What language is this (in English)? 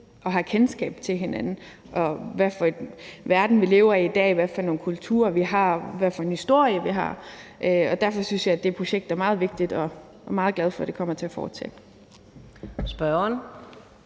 Danish